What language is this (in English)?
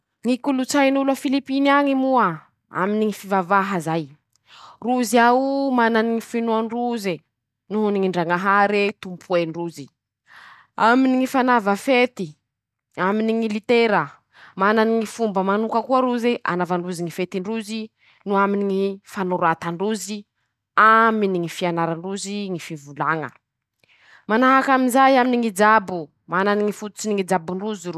Masikoro Malagasy